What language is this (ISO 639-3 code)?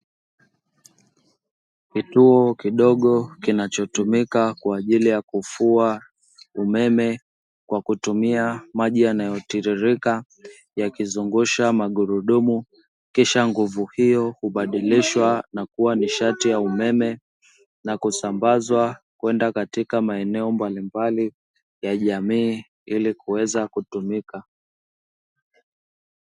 swa